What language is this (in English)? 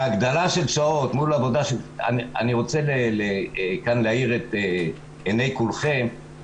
Hebrew